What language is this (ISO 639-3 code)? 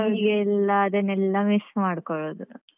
kan